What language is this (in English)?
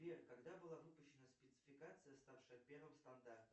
Russian